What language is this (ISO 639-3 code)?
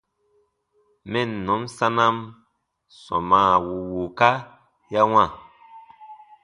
bba